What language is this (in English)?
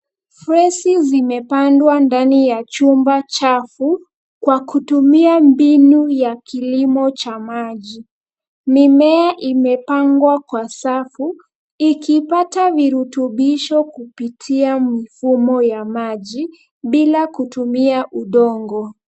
Swahili